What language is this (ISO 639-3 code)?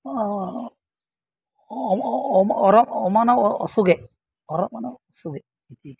san